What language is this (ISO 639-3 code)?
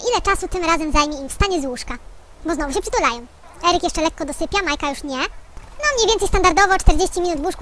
pol